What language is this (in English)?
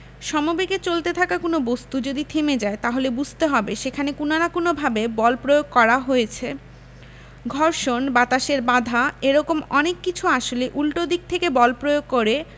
Bangla